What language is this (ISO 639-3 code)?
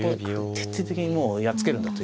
jpn